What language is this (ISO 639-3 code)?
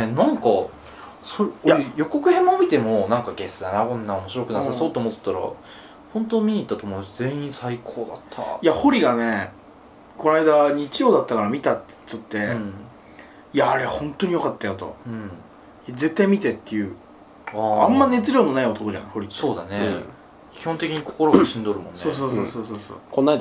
jpn